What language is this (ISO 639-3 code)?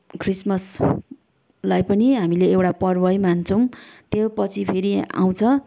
nep